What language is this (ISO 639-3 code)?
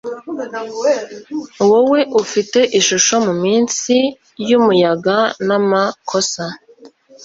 kin